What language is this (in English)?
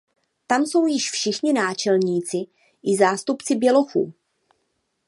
Czech